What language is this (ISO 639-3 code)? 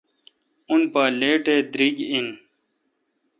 xka